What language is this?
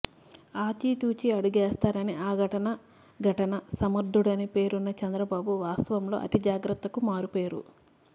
Telugu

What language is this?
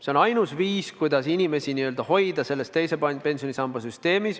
Estonian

